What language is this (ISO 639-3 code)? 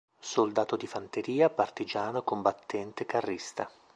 ita